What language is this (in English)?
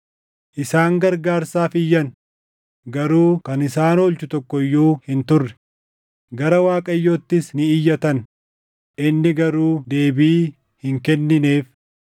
Oromo